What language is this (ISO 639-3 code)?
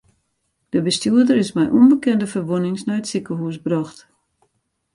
fry